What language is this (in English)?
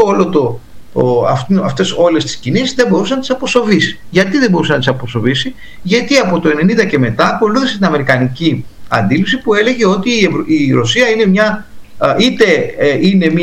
Greek